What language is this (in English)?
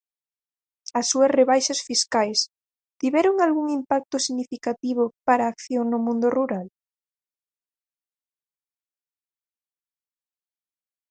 Galician